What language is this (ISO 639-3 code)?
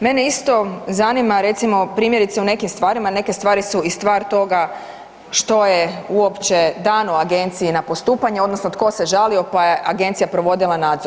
hrv